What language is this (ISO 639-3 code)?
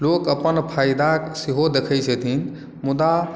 mai